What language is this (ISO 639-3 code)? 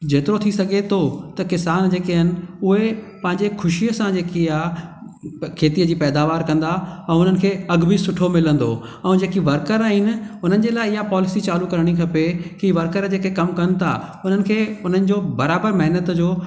snd